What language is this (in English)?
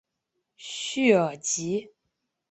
Chinese